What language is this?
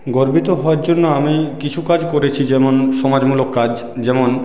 Bangla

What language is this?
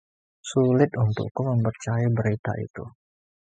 Indonesian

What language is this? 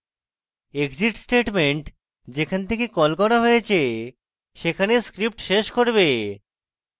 Bangla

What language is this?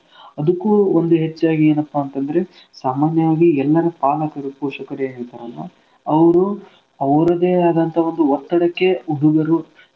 Kannada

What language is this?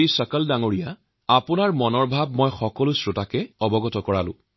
Assamese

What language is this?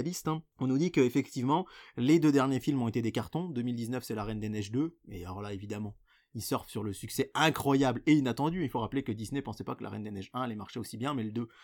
French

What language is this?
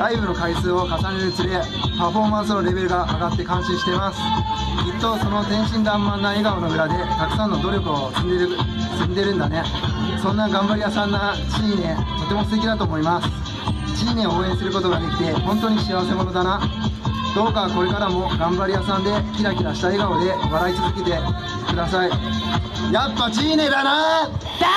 Japanese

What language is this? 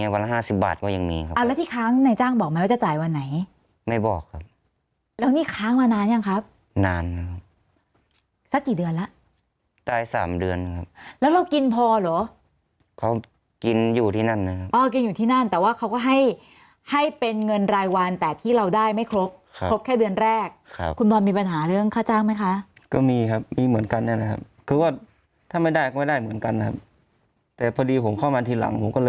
Thai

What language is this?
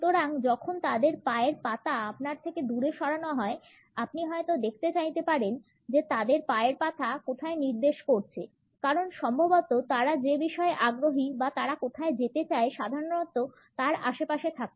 Bangla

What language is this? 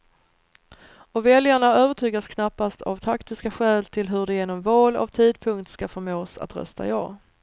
Swedish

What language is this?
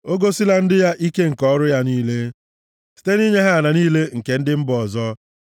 Igbo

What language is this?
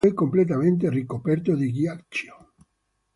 Italian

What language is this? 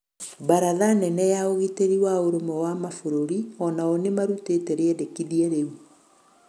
Kikuyu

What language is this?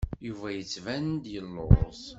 Kabyle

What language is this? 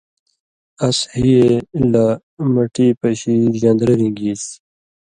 Indus Kohistani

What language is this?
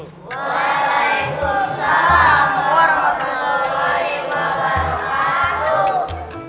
Indonesian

